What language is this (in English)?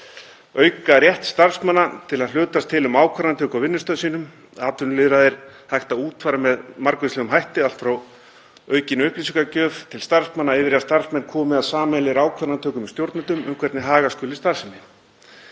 Icelandic